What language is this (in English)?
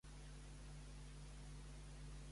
Catalan